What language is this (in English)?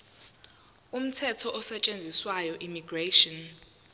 Zulu